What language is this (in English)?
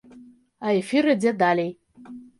Belarusian